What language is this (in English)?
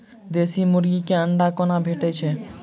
Maithili